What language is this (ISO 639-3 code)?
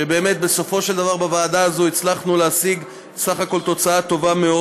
heb